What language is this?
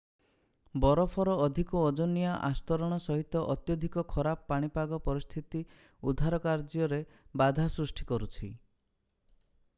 Odia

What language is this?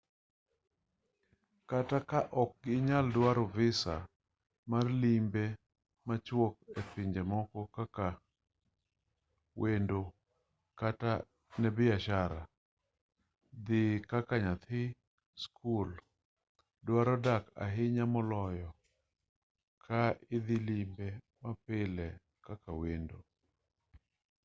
Luo (Kenya and Tanzania)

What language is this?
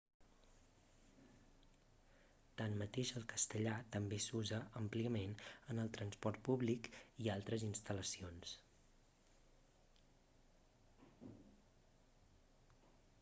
Catalan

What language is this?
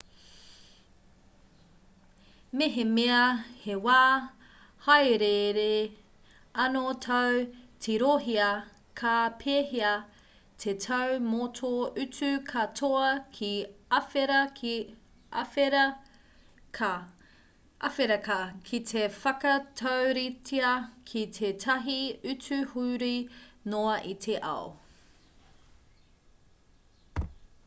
Māori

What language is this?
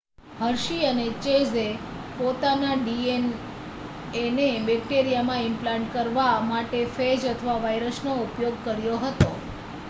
Gujarati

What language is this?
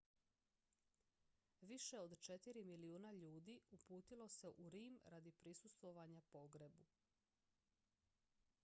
Croatian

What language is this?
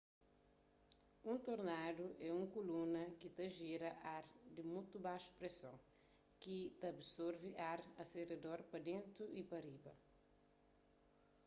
Kabuverdianu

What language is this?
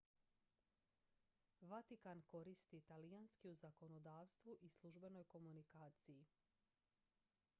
Croatian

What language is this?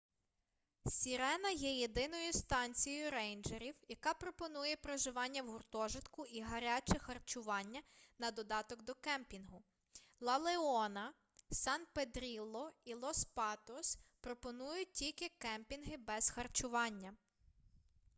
Ukrainian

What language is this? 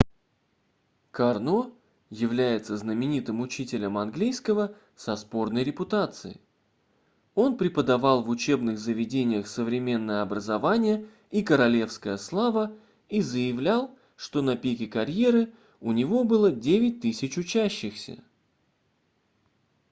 Russian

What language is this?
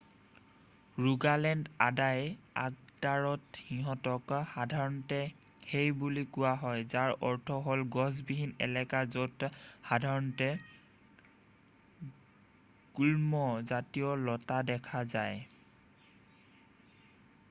Assamese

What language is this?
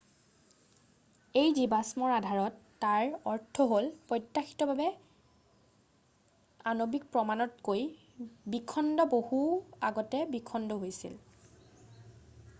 Assamese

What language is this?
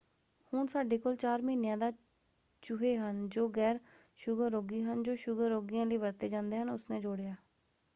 Punjabi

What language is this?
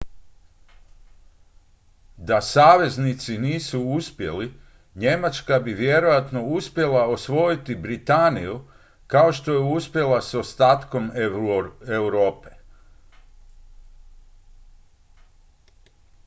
Croatian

